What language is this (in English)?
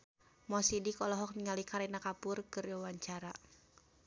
Sundanese